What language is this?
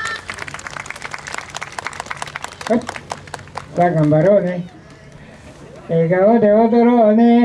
Japanese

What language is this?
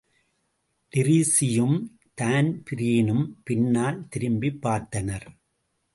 Tamil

